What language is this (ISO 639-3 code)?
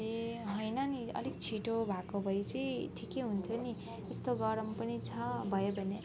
nep